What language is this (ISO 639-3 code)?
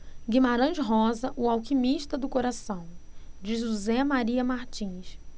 por